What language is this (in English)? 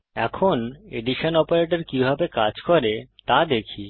Bangla